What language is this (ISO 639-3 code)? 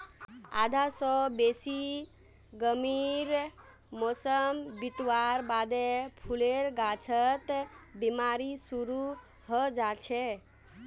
mag